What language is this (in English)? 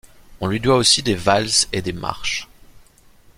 French